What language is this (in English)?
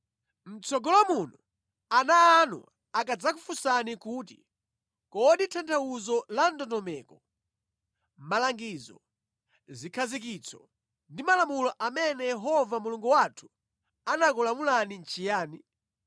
Nyanja